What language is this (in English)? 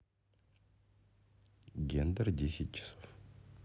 Russian